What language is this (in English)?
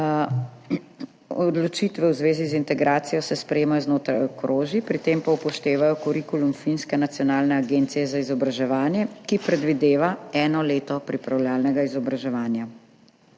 Slovenian